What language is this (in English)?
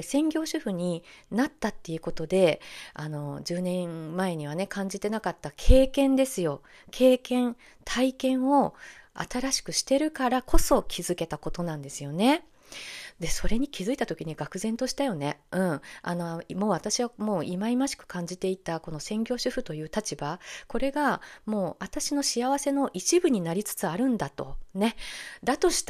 Japanese